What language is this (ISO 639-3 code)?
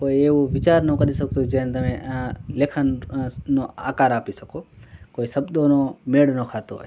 guj